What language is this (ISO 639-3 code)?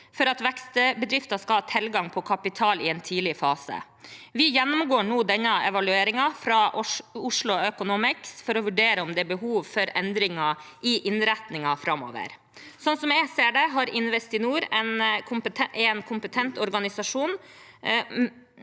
nor